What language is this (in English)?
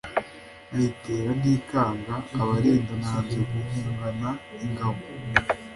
Kinyarwanda